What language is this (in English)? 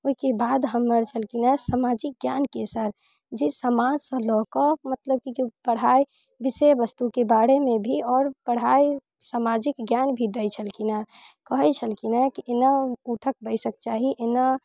Maithili